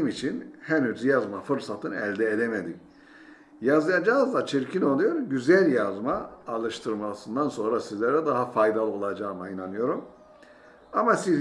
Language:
Turkish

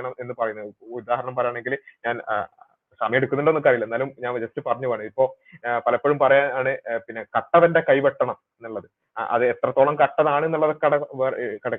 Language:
Malayalam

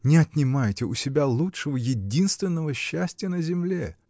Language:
Russian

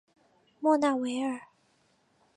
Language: Chinese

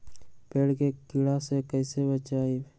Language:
Magahi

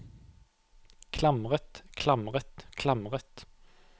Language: Norwegian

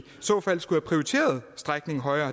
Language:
Danish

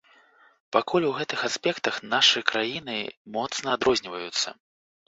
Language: Belarusian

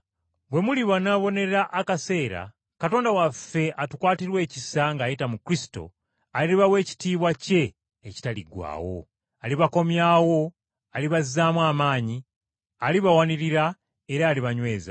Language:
Ganda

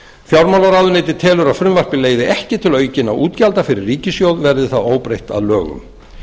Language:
Icelandic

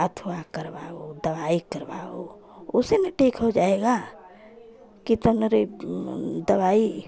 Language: Hindi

